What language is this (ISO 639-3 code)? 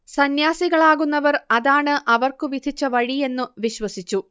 mal